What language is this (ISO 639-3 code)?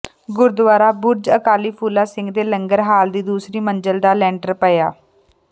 pan